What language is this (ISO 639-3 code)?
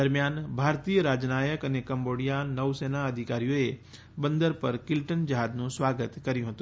guj